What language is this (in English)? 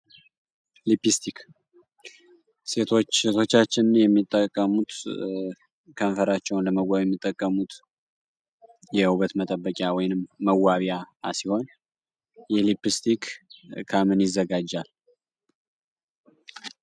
Amharic